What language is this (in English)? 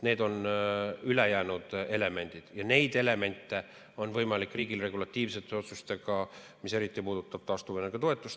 Estonian